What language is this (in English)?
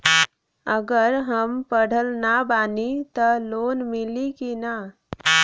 Bhojpuri